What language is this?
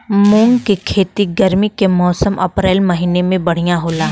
Bhojpuri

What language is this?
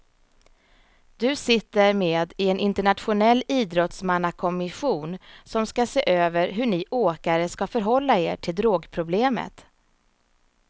Swedish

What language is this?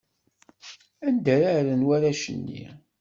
Kabyle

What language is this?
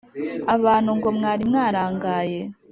Kinyarwanda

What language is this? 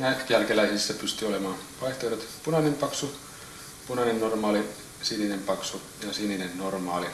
Finnish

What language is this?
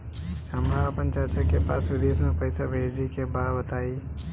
Bhojpuri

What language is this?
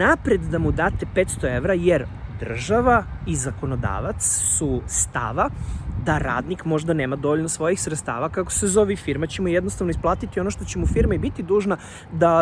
Serbian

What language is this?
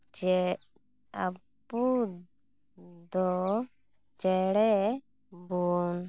Santali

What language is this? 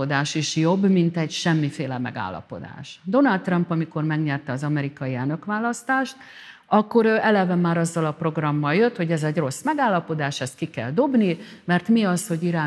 Hungarian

